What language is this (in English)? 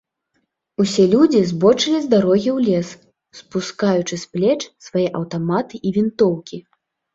Belarusian